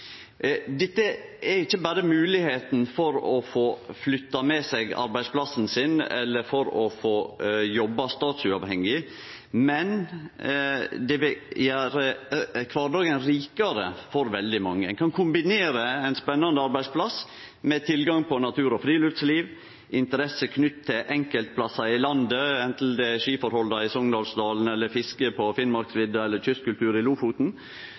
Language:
Norwegian Nynorsk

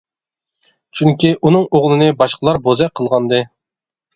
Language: Uyghur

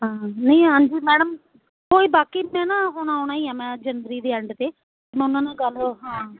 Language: Punjabi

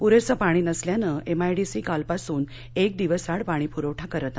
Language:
Marathi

